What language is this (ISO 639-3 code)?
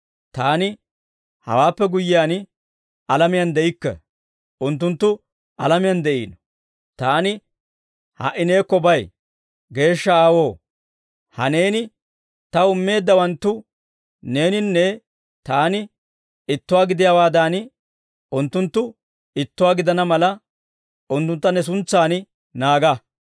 dwr